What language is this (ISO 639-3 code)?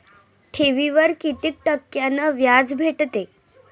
mar